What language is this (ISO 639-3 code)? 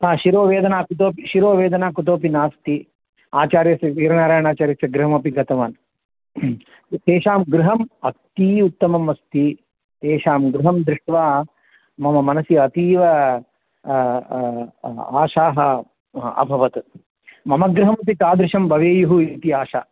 san